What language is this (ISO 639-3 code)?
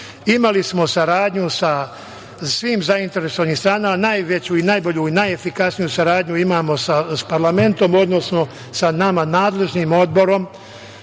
srp